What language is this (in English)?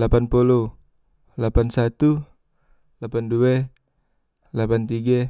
Musi